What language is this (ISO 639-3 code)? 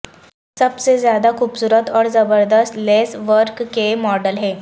urd